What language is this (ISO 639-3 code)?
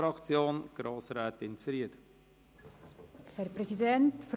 gsw